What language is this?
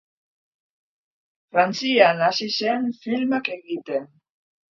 Basque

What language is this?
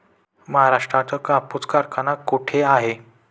Marathi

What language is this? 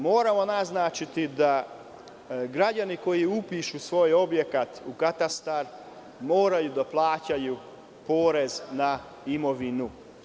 Serbian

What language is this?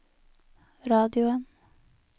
Norwegian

